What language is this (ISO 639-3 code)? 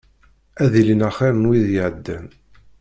kab